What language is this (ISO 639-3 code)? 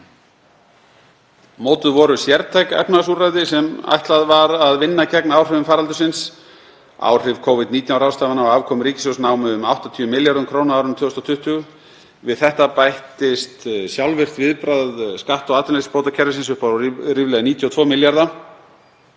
isl